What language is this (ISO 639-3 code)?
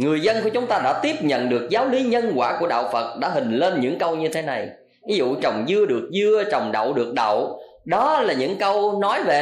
vie